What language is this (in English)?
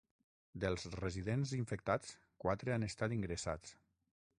Catalan